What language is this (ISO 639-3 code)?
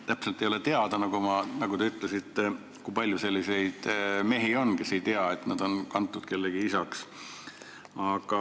est